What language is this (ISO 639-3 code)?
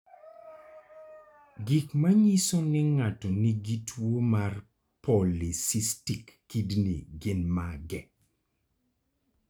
luo